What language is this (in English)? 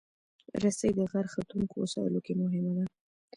Pashto